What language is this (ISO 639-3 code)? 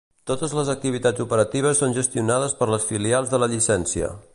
cat